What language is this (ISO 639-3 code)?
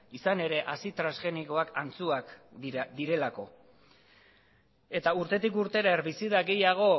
eus